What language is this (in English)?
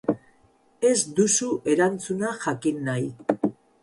Basque